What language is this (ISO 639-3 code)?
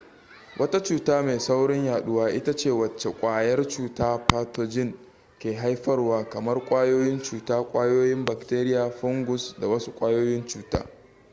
hau